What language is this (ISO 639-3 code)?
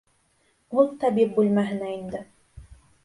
bak